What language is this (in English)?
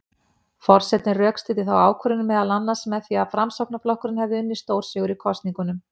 Icelandic